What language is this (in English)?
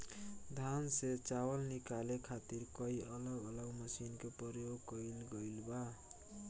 Bhojpuri